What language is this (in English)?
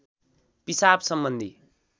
Nepali